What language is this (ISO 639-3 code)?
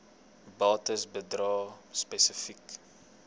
afr